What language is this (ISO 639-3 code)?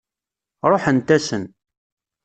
kab